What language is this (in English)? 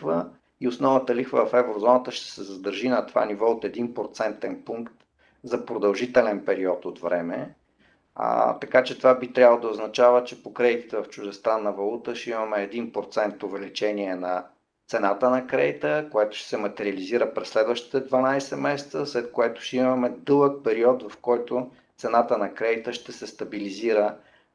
Bulgarian